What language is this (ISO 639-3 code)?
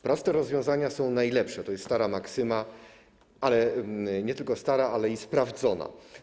pol